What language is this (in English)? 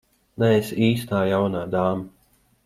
Latvian